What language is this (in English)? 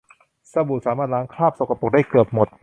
Thai